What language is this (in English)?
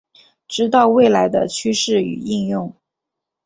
Chinese